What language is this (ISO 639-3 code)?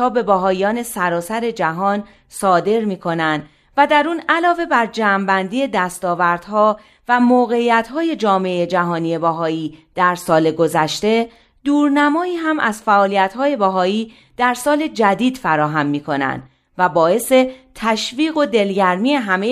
fas